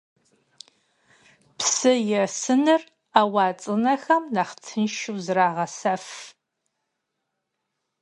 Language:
Kabardian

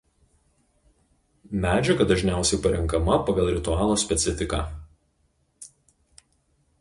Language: Lithuanian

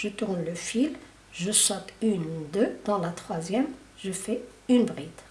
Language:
French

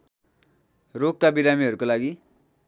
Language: Nepali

